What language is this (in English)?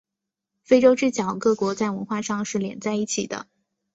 Chinese